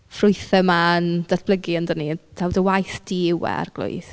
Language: Welsh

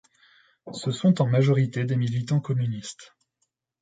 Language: French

